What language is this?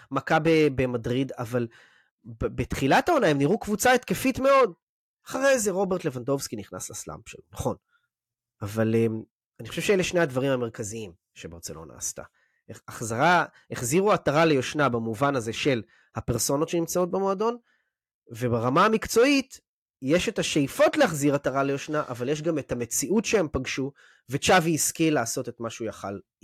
Hebrew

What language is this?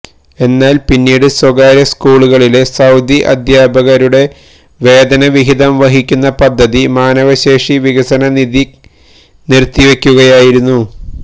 Malayalam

